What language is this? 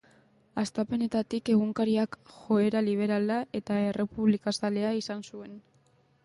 Basque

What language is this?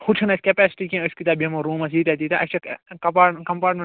Kashmiri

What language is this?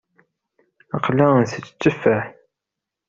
Kabyle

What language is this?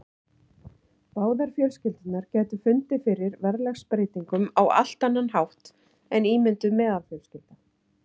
Icelandic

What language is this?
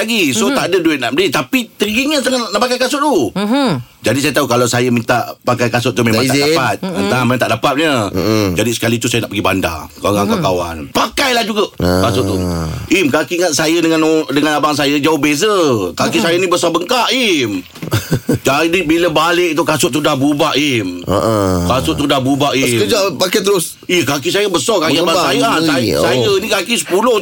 Malay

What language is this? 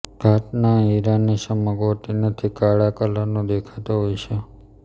Gujarati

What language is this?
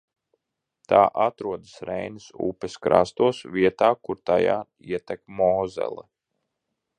Latvian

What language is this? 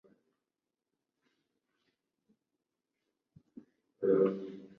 Chinese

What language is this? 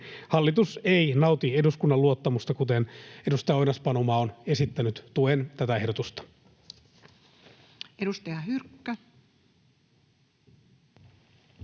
Finnish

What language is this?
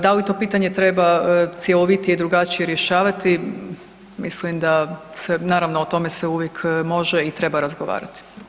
Croatian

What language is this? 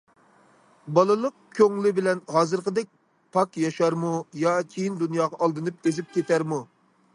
Uyghur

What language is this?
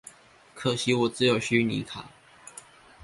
Chinese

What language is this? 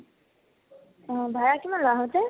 Assamese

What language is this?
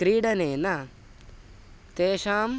Sanskrit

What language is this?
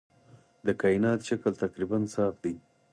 Pashto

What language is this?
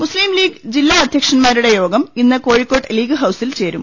Malayalam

